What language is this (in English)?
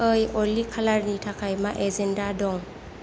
Bodo